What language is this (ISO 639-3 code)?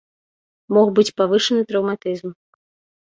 bel